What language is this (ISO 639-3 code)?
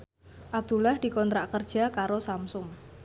jav